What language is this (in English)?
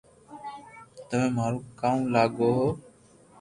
Loarki